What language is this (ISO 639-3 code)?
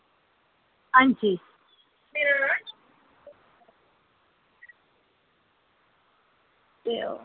doi